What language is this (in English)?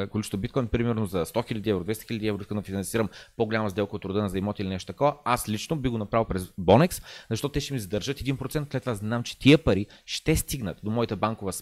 Bulgarian